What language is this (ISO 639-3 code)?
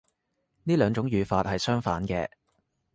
yue